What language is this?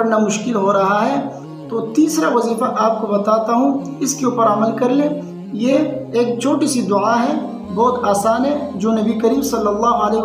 Arabic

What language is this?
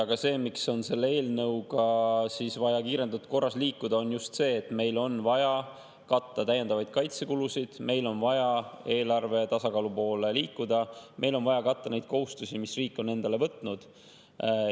Estonian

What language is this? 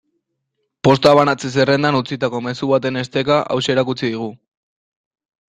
Basque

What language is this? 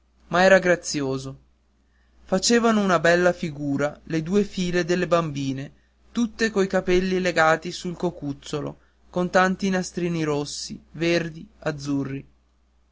Italian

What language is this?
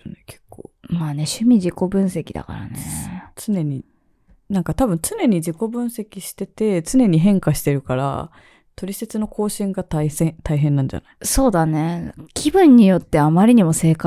Japanese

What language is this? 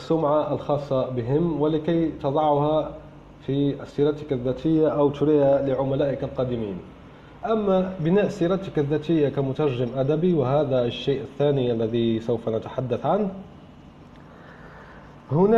Arabic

